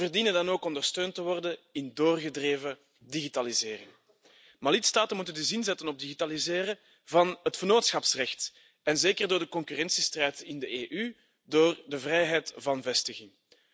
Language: Dutch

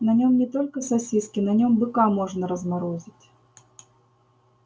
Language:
Russian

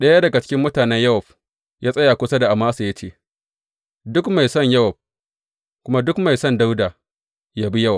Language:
Hausa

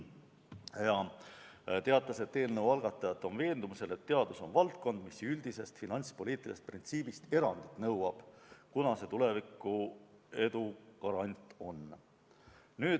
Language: Estonian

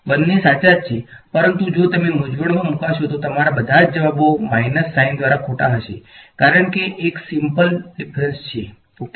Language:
Gujarati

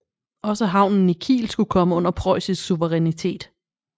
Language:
Danish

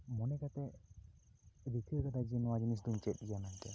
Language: Santali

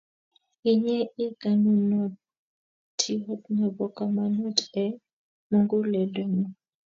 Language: Kalenjin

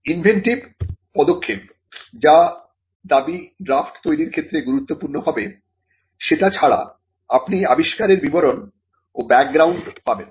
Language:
Bangla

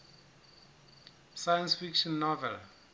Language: Southern Sotho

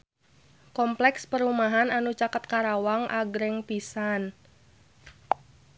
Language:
Sundanese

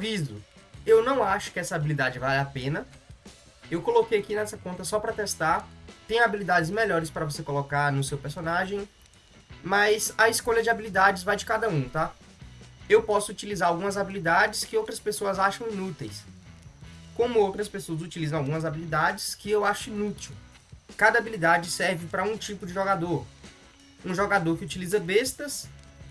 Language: Portuguese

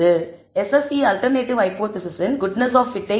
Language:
Tamil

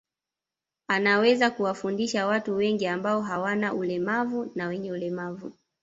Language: Swahili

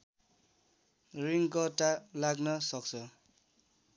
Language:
Nepali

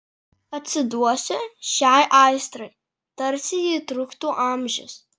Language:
Lithuanian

